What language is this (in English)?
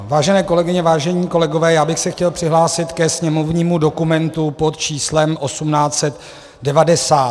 Czech